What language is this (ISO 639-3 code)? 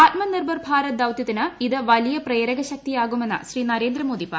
mal